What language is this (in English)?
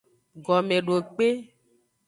Aja (Benin)